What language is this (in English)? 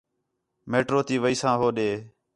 Khetrani